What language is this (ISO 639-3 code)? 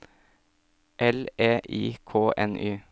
nor